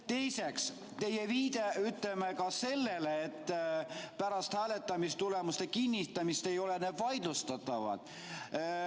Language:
Estonian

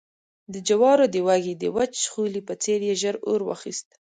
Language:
Pashto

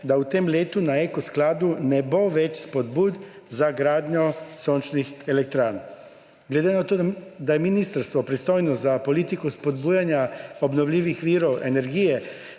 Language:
Slovenian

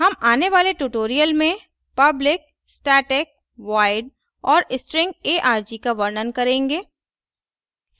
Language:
Hindi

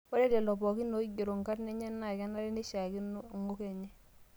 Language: Masai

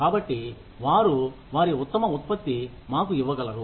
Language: Telugu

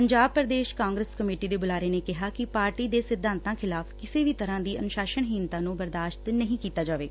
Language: Punjabi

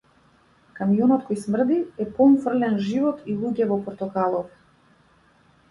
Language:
Macedonian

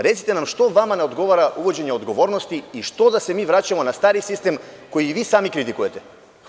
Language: Serbian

